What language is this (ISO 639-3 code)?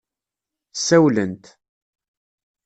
kab